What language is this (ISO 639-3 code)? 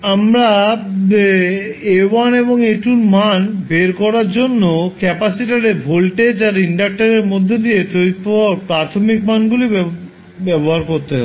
ben